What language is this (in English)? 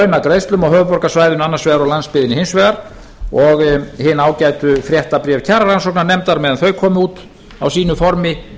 Icelandic